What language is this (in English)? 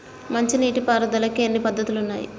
Telugu